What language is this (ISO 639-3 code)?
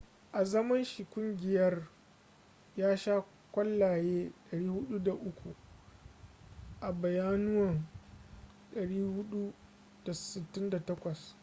hau